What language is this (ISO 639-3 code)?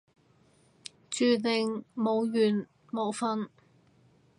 yue